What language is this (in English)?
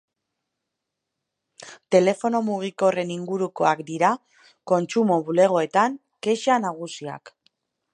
Basque